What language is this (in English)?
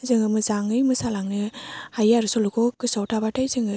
Bodo